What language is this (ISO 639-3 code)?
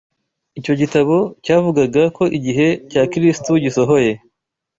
kin